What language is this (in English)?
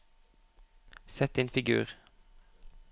Norwegian